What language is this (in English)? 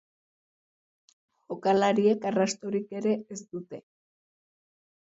Basque